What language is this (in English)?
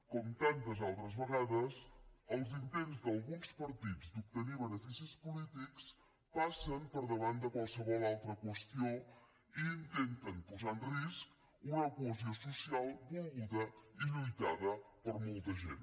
Catalan